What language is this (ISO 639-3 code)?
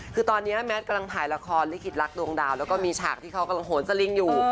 tha